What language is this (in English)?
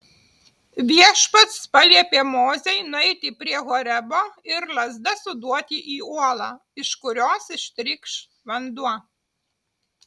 Lithuanian